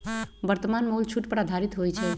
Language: Magahi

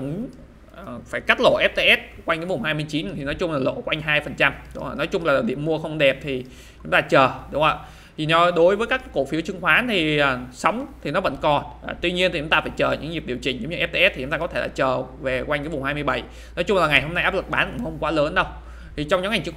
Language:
Vietnamese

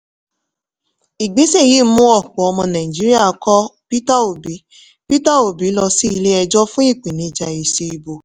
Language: Yoruba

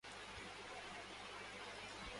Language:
Urdu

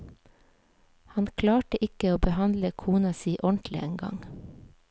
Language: Norwegian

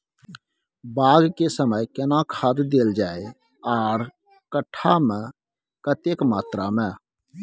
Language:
Maithili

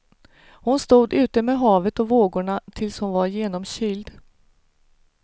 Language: Swedish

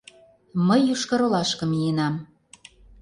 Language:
Mari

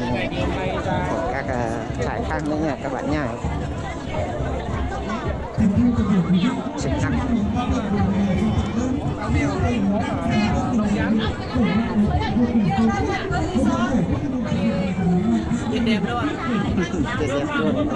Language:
Vietnamese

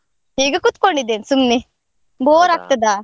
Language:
Kannada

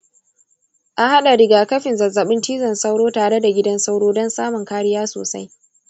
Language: Hausa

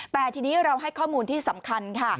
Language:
Thai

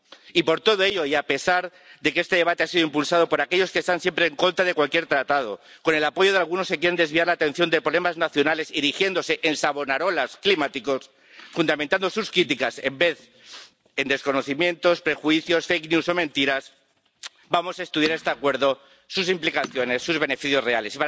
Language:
Spanish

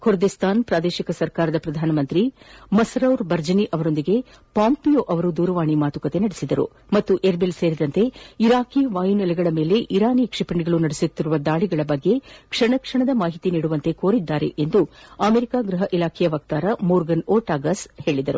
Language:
Kannada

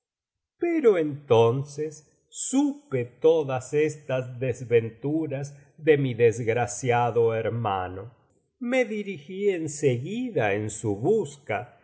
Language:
Spanish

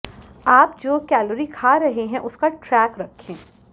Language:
Hindi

